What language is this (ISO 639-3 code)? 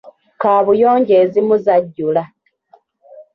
lug